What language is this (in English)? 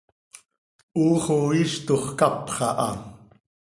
Seri